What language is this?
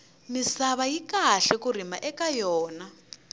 Tsonga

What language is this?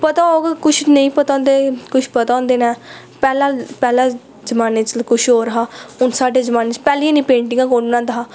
Dogri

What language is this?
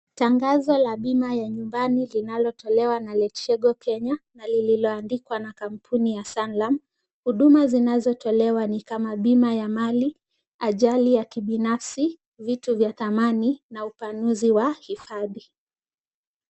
Swahili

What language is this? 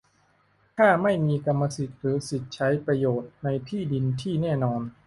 Thai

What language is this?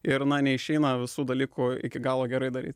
Lithuanian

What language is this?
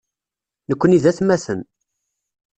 Kabyle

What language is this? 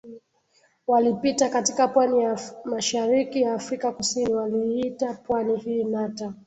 Swahili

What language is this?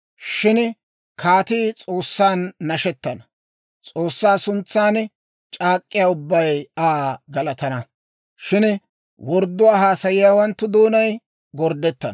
Dawro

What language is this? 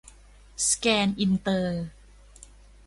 Thai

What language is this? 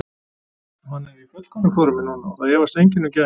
Icelandic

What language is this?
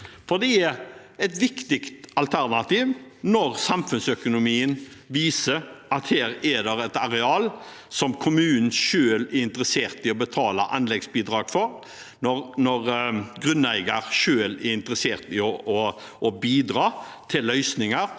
Norwegian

